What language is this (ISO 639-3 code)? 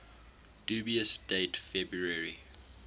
eng